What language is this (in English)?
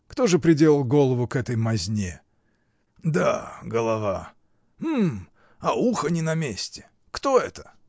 Russian